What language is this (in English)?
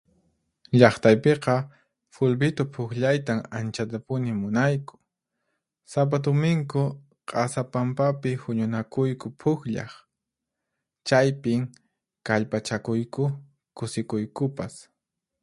Puno Quechua